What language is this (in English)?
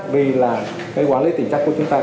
Vietnamese